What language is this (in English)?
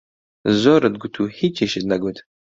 Central Kurdish